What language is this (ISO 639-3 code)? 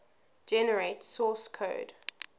eng